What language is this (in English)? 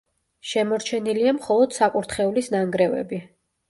Georgian